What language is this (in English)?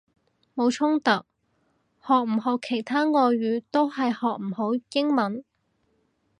Cantonese